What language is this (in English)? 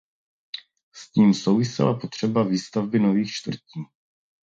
Czech